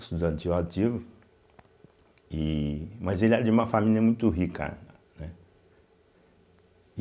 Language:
Portuguese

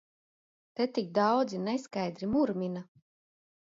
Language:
Latvian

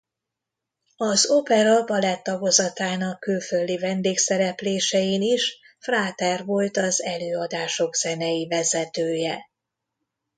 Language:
Hungarian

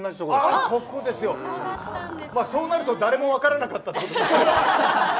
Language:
Japanese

